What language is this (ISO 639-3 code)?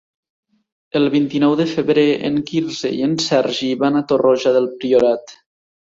cat